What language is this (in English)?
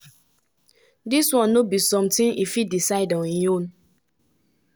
Nigerian Pidgin